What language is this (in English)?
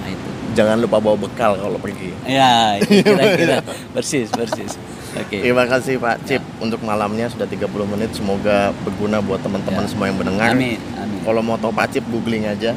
Indonesian